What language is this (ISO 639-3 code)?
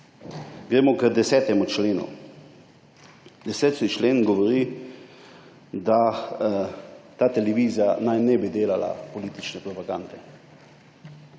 slv